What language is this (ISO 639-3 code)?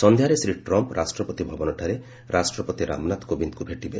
ori